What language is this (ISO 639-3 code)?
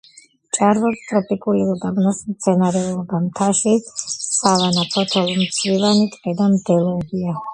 kat